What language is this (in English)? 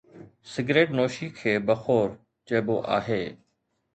Sindhi